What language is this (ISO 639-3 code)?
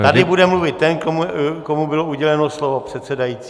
ces